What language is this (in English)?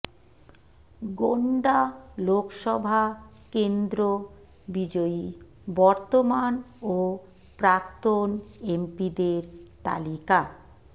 Bangla